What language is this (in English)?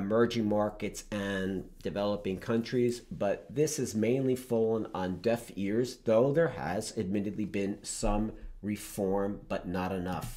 English